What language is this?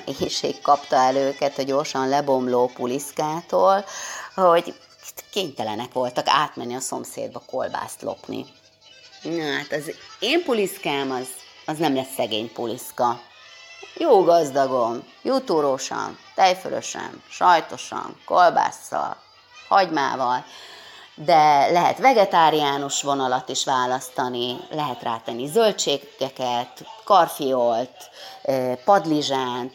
Hungarian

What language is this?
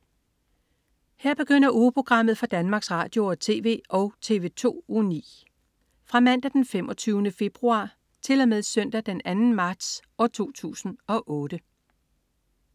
Danish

